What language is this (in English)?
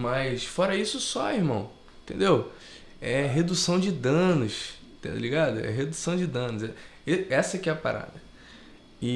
Portuguese